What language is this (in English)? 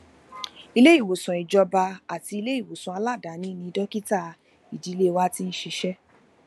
Yoruba